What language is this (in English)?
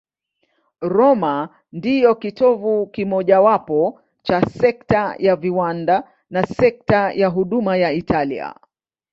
Swahili